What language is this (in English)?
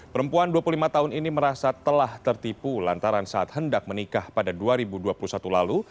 Indonesian